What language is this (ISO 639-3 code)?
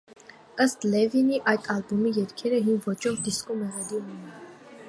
hye